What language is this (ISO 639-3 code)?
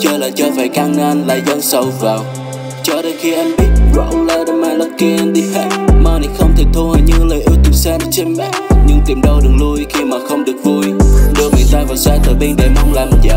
vie